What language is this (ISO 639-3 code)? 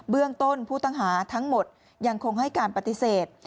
tha